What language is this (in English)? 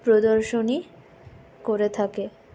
Bangla